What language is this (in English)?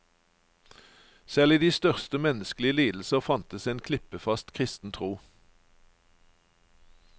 Norwegian